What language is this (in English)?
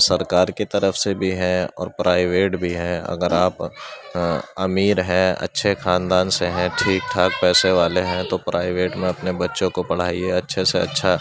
Urdu